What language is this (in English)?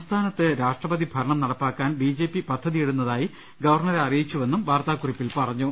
Malayalam